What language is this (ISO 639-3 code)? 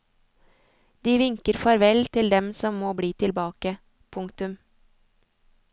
nor